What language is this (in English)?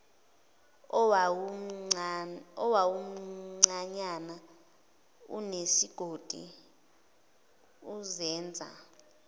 Zulu